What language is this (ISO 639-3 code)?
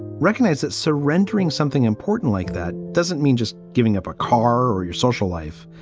eng